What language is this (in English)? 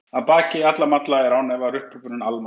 Icelandic